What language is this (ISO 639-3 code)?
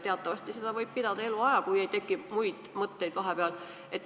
est